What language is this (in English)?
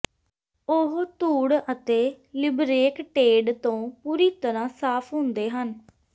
Punjabi